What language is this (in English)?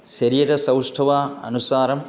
Sanskrit